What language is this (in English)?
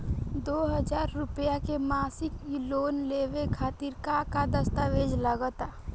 Bhojpuri